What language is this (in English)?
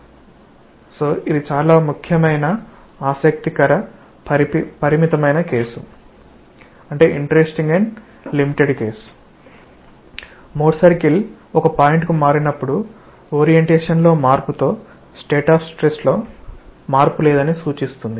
Telugu